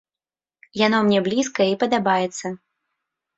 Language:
Belarusian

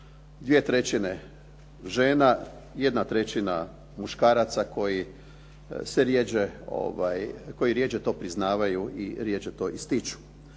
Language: Croatian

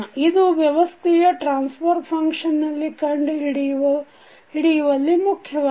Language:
Kannada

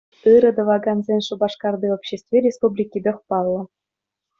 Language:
Chuvash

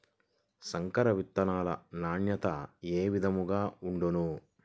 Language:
Telugu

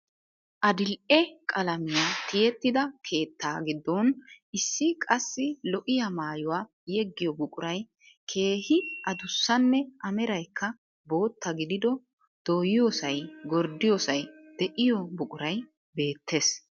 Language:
Wolaytta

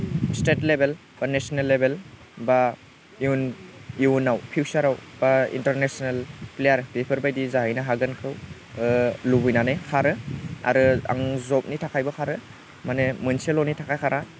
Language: Bodo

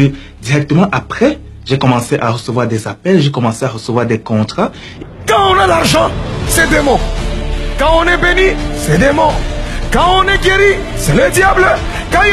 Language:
French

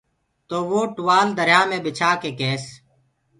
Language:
Gurgula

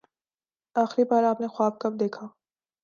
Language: Urdu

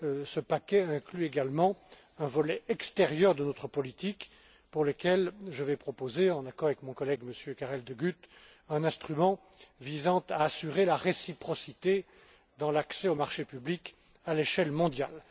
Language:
French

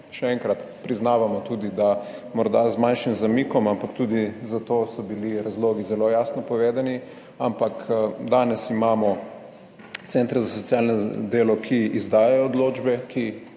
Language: Slovenian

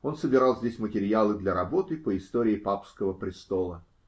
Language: Russian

